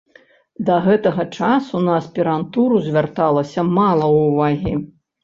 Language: Belarusian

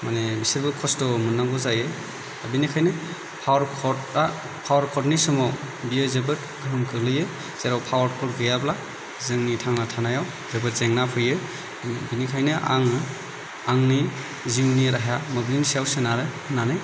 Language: Bodo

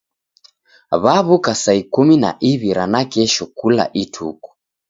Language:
Taita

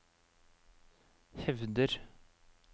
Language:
Norwegian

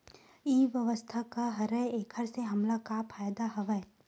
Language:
Chhattisgarhi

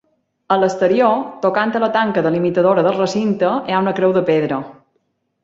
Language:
Catalan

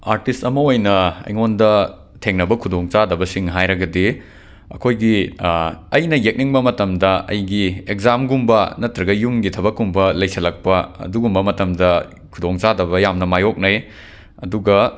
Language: Manipuri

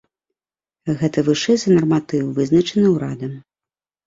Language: Belarusian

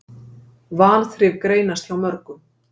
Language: Icelandic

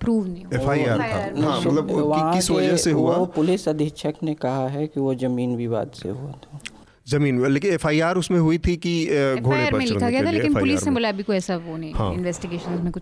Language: Hindi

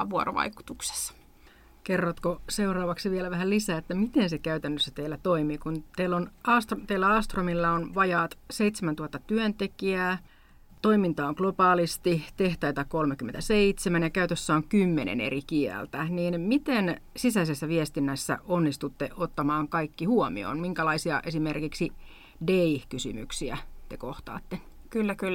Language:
Finnish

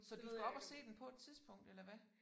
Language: Danish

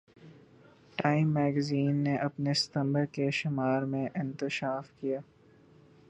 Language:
Urdu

